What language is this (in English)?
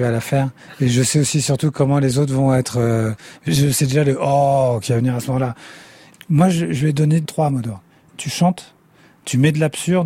French